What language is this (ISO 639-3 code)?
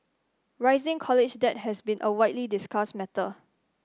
eng